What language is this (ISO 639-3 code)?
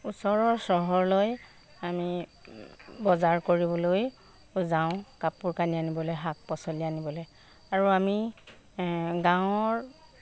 asm